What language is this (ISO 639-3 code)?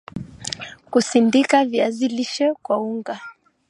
swa